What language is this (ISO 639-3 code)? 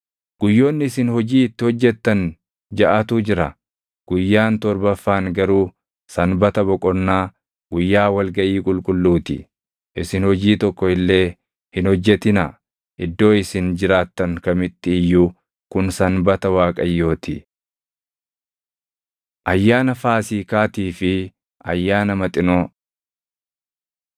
orm